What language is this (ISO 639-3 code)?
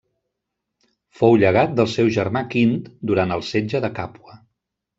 cat